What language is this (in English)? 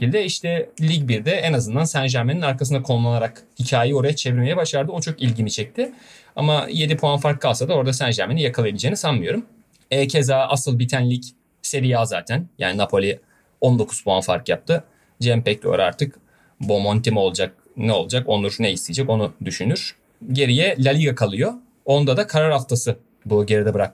Turkish